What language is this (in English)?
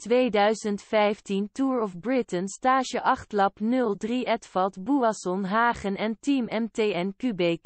Dutch